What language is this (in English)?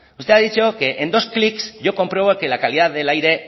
Spanish